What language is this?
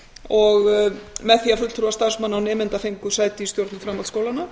Icelandic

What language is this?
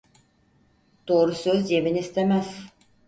Turkish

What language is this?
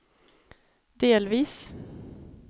Swedish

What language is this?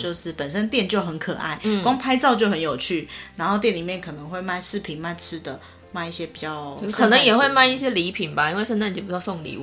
Chinese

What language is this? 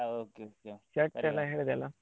Kannada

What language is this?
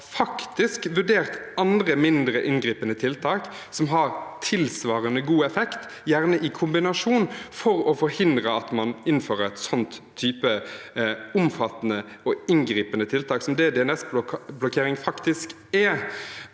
Norwegian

